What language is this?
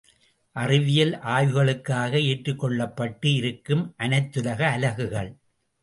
Tamil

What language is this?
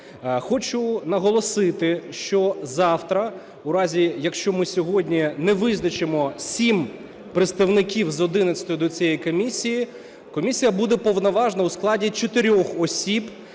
Ukrainian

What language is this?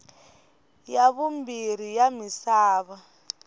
Tsonga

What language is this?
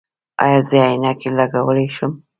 Pashto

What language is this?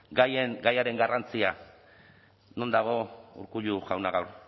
Basque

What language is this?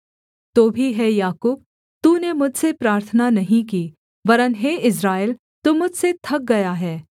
Hindi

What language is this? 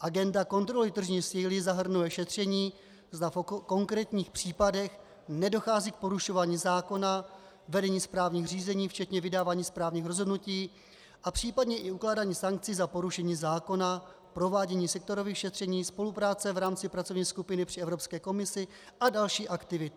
Czech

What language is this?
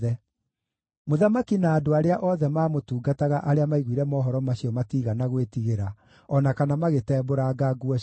Kikuyu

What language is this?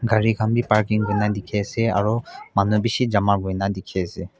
Naga Pidgin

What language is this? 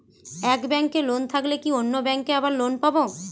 Bangla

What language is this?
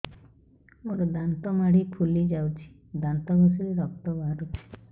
Odia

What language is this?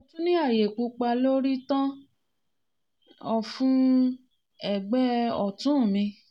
Yoruba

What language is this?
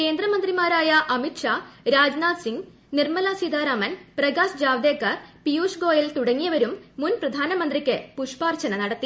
Malayalam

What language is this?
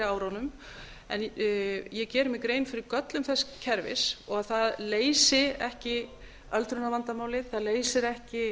Icelandic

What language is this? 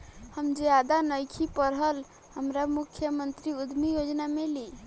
Bhojpuri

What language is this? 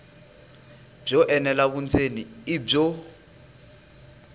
Tsonga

